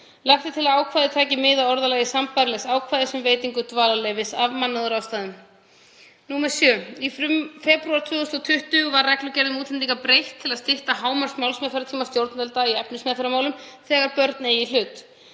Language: Icelandic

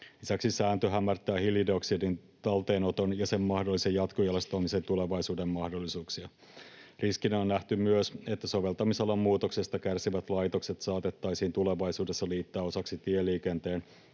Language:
Finnish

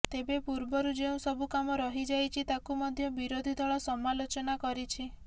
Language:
Odia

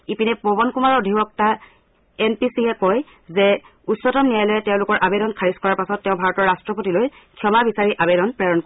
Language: Assamese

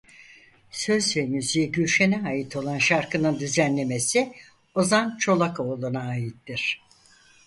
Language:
Turkish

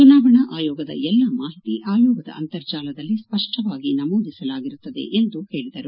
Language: Kannada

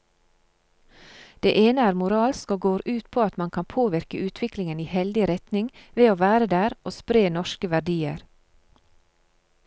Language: Norwegian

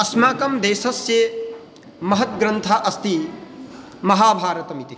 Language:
Sanskrit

